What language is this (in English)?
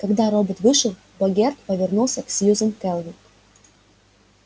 Russian